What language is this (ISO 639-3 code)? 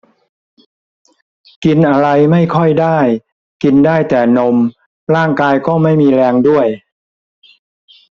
tha